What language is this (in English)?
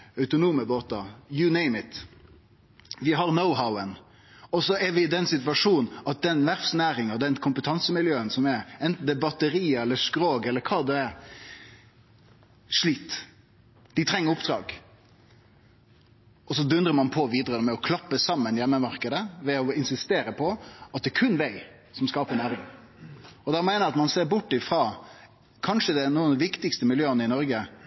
Norwegian Nynorsk